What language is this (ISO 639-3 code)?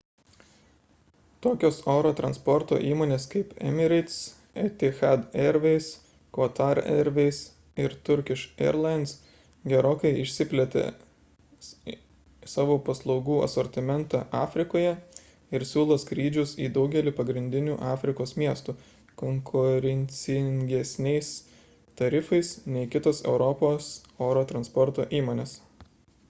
lit